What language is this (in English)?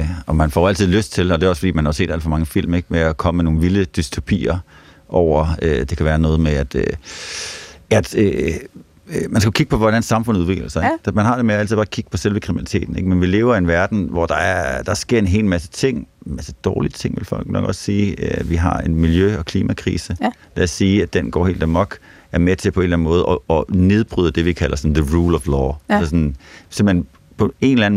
Danish